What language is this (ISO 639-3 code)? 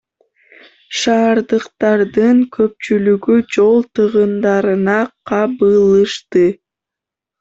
kir